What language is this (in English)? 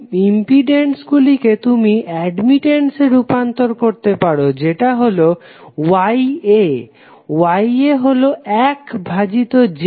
Bangla